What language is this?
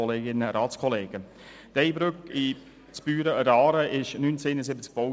Swiss German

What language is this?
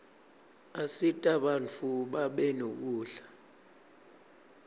Swati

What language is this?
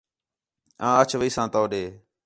Khetrani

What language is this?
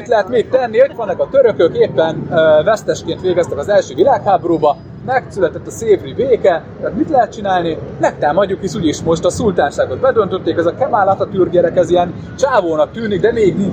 Hungarian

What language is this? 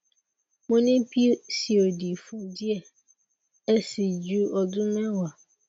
Yoruba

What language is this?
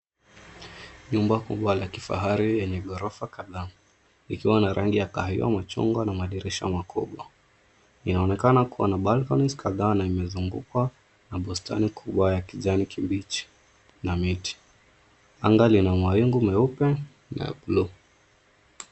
Swahili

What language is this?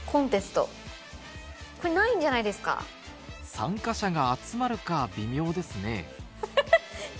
Japanese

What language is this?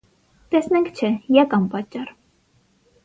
Armenian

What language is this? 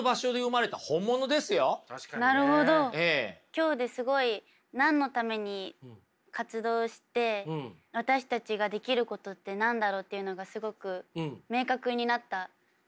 Japanese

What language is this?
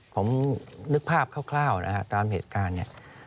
Thai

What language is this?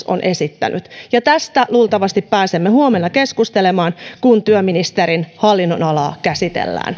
Finnish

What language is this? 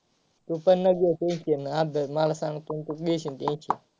Marathi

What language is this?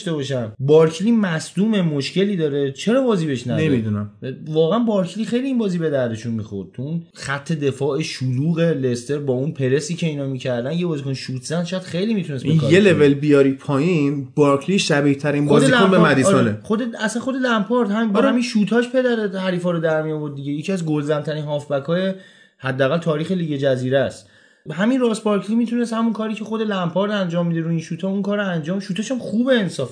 Persian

